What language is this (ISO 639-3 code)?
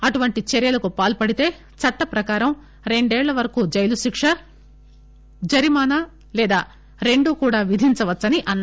tel